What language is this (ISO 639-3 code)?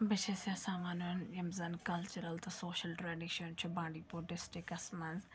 kas